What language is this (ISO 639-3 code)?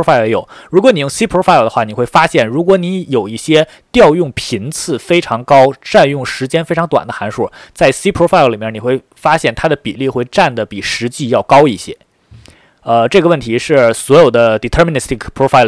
zho